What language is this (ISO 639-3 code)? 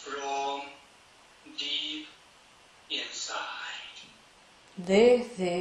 spa